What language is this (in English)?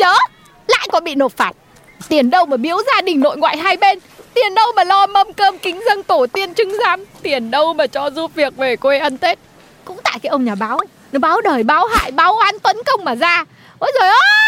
Vietnamese